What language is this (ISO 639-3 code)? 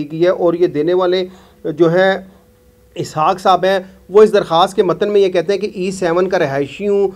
hin